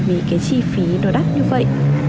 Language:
Vietnamese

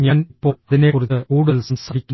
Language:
Malayalam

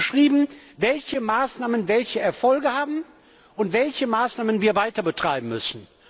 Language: German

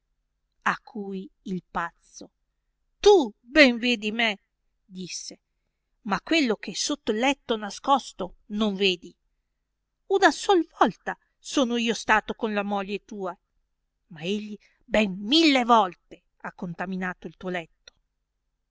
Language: Italian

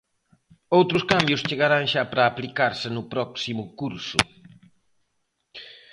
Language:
Galician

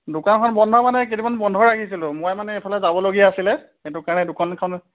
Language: Assamese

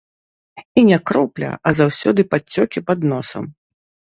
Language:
Belarusian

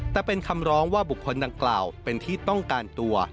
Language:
Thai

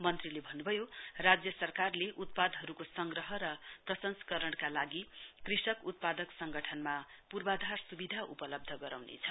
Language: Nepali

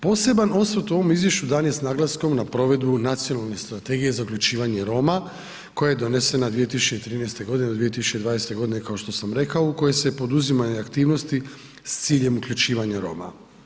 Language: Croatian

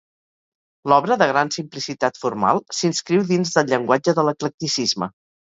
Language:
Catalan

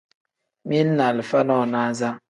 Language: Tem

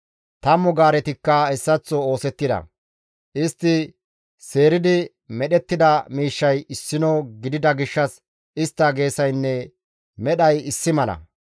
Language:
Gamo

